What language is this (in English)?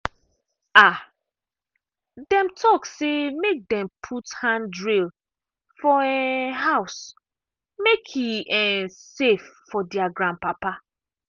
Nigerian Pidgin